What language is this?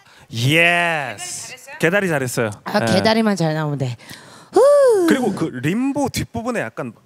Korean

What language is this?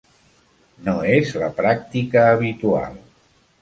Catalan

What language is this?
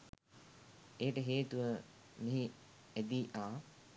Sinhala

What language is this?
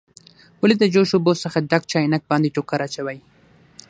Pashto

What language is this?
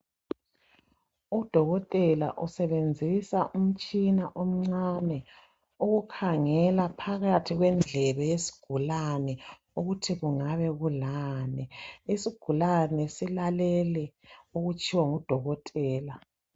North Ndebele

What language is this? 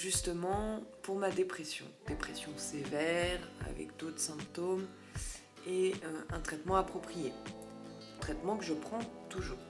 French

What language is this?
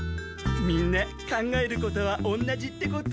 Japanese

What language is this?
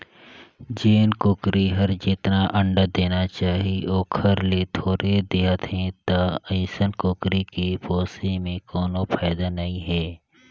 Chhattisgarhi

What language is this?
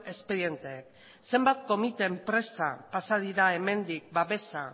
Basque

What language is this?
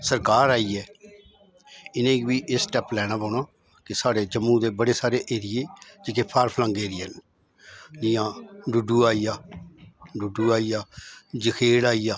Dogri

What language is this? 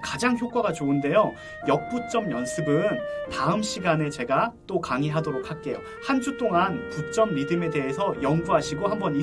Korean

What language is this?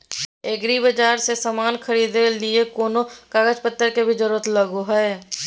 Magahi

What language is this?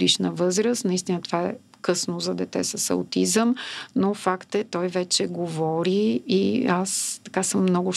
Bulgarian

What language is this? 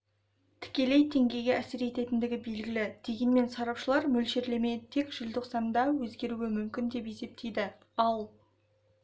Kazakh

